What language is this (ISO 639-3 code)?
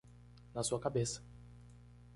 por